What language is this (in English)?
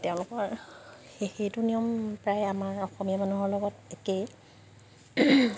Assamese